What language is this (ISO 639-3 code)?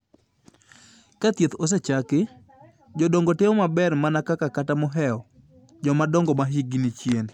luo